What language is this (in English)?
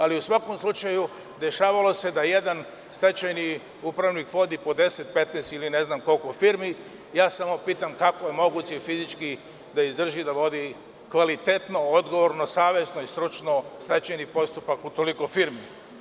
Serbian